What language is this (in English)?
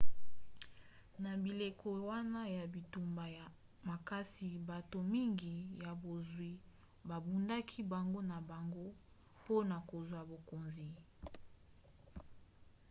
Lingala